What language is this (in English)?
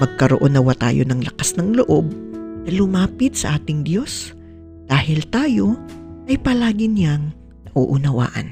Filipino